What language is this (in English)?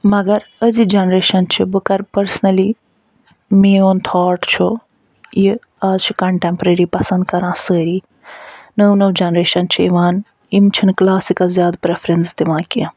Kashmiri